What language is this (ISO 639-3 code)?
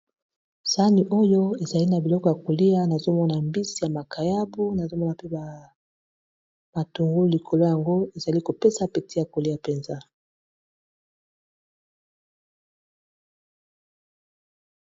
lin